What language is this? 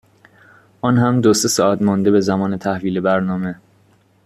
Persian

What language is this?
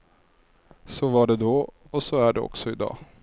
Swedish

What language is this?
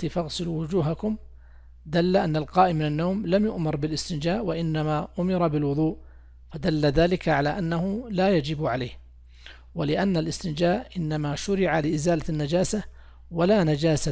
Arabic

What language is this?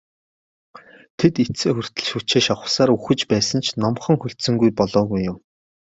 Mongolian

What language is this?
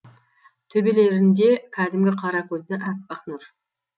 Kazakh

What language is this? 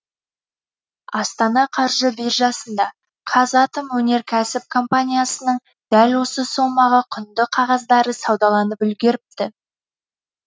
Kazakh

